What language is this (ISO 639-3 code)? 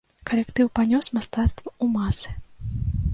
bel